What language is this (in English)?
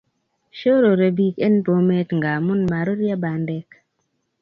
Kalenjin